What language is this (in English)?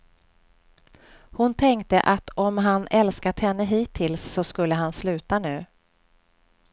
Swedish